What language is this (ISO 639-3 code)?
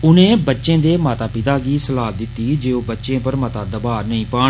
doi